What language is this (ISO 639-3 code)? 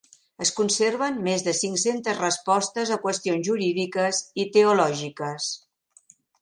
cat